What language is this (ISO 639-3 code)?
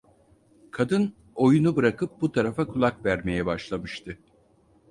tur